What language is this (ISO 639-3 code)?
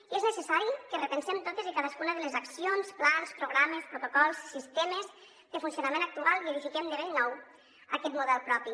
cat